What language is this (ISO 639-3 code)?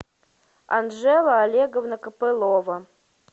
rus